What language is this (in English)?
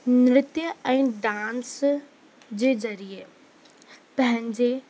Sindhi